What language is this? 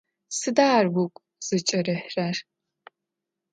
Adyghe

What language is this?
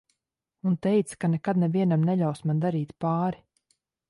Latvian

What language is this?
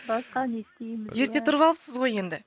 Kazakh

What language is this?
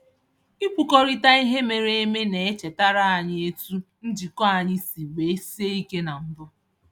Igbo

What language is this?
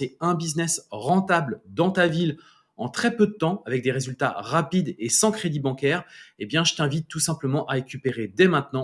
French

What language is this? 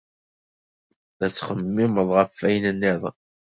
Kabyle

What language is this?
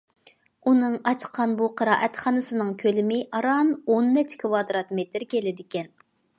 Uyghur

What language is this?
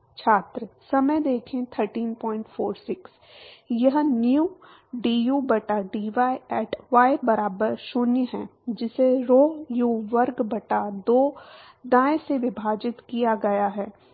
Hindi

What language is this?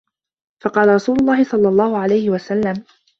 Arabic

